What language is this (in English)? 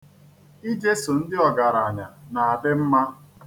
Igbo